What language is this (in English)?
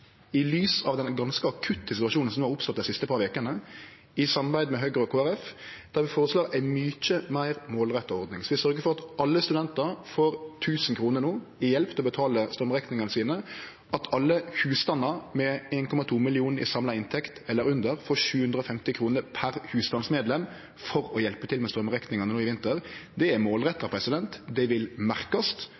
Norwegian Nynorsk